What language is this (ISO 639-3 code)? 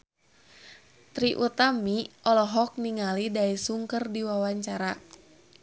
sun